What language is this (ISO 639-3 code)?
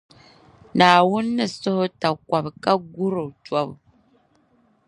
dag